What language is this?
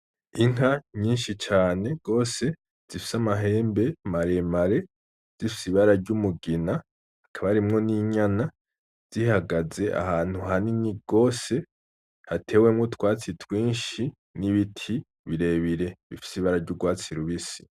Rundi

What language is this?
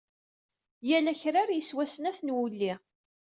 Kabyle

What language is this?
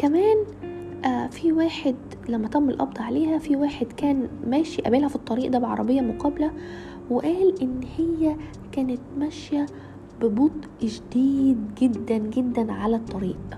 Arabic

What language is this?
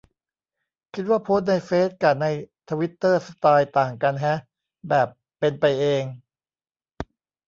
Thai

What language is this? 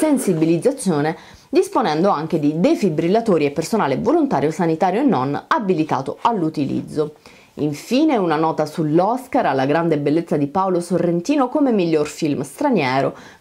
Italian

